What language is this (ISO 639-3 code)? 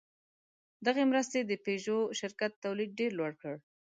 pus